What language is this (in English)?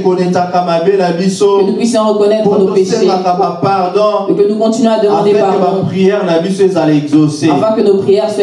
French